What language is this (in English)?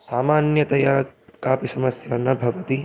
Sanskrit